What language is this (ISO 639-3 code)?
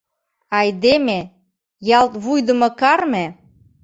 chm